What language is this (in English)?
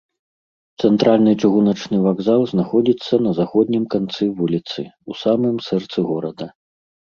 Belarusian